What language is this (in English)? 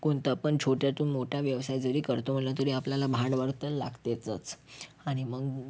Marathi